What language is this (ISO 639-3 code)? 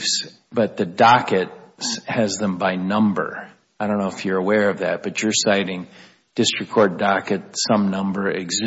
eng